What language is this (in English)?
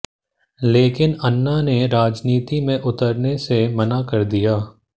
Hindi